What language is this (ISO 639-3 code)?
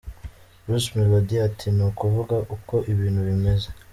kin